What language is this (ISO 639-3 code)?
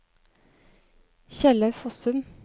nor